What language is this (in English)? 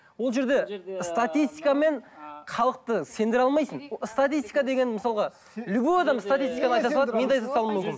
Kazakh